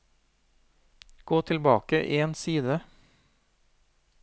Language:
Norwegian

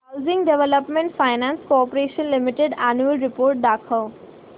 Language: Marathi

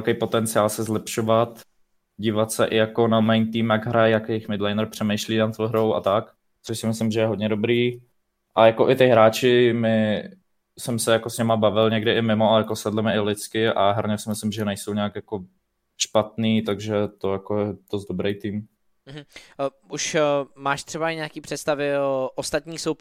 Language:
Czech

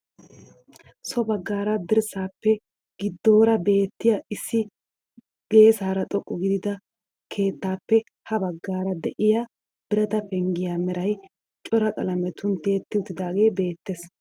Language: Wolaytta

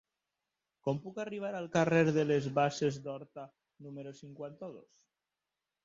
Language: Catalan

